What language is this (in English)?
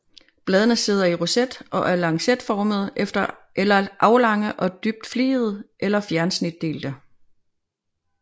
Danish